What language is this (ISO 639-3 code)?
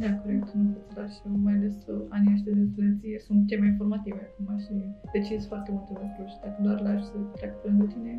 ron